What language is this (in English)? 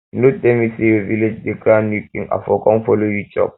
Nigerian Pidgin